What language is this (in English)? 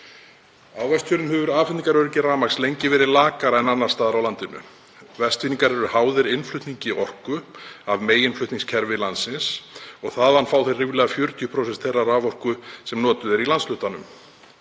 Icelandic